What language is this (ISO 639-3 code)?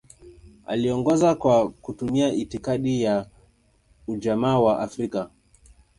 swa